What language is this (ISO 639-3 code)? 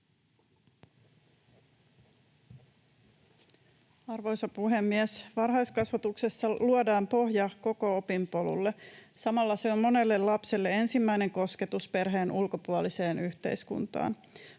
fin